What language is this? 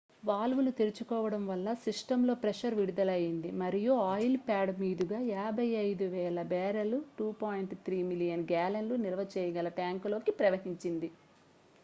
Telugu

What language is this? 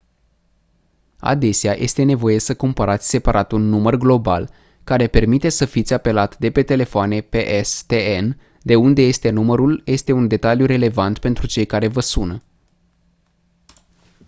Romanian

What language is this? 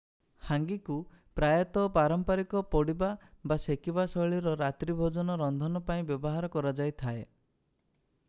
Odia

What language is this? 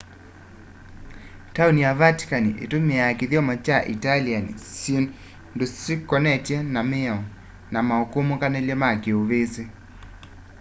Kamba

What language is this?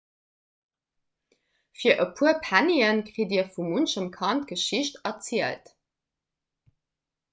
Luxembourgish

